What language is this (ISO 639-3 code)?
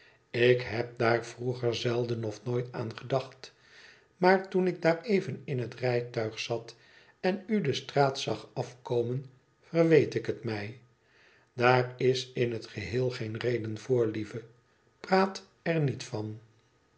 nld